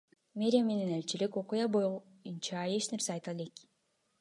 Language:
Kyrgyz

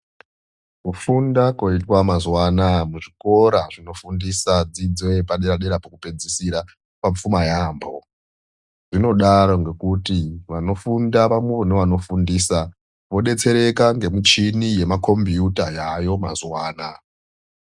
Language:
Ndau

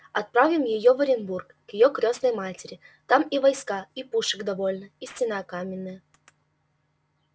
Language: Russian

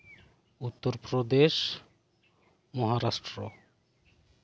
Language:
Santali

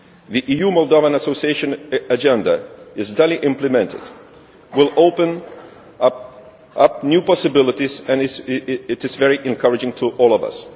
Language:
English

